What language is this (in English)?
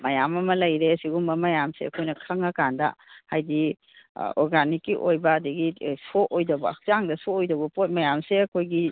Manipuri